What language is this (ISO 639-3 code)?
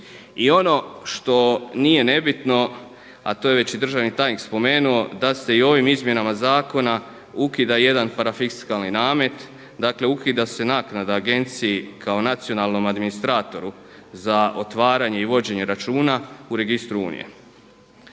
hrv